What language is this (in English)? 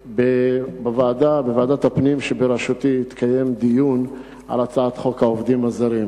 Hebrew